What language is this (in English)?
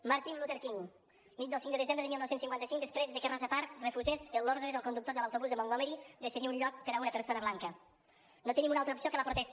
Catalan